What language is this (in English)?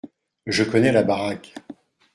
French